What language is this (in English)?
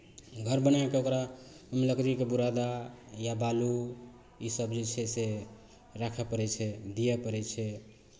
Maithili